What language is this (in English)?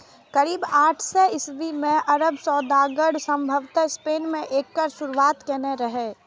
Maithili